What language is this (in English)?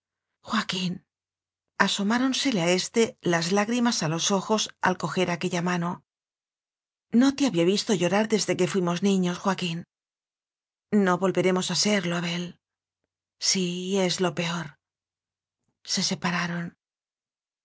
Spanish